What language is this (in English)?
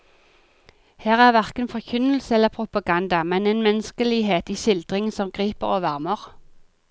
Norwegian